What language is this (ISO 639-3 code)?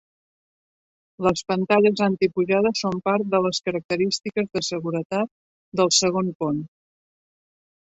cat